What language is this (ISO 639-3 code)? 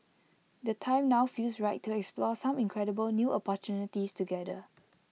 eng